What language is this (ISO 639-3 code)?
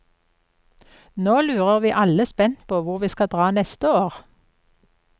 nor